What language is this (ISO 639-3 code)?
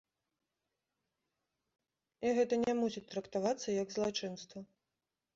bel